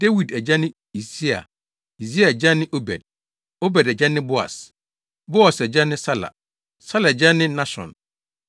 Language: Akan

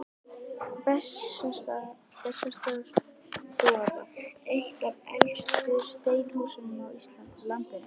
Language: Icelandic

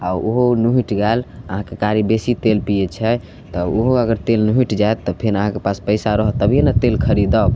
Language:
Maithili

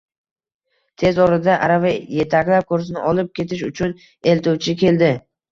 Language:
Uzbek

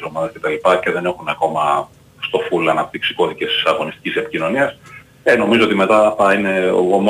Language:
Greek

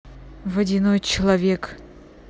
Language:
Russian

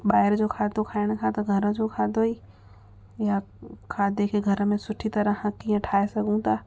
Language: Sindhi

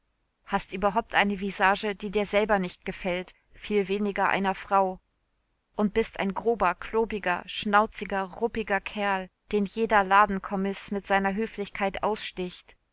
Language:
German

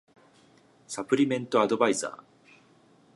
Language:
Japanese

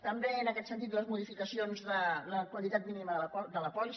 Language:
Catalan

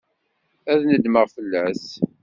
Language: Kabyle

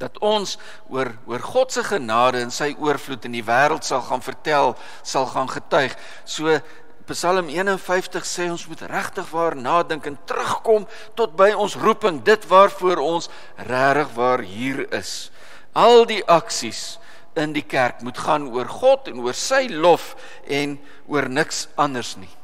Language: Dutch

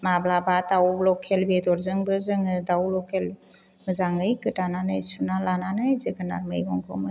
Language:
Bodo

